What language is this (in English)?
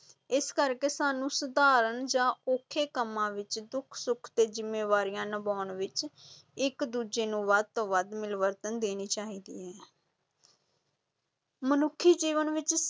Punjabi